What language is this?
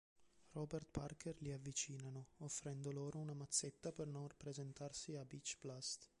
Italian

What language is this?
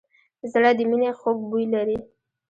Pashto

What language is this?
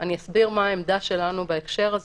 Hebrew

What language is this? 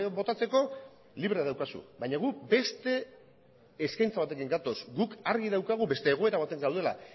Basque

